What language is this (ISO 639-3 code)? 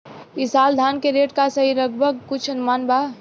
bho